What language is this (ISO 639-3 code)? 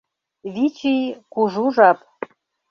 chm